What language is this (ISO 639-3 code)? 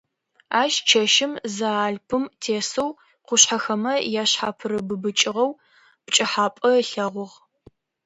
ady